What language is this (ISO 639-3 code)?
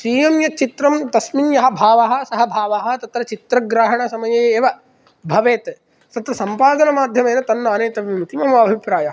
san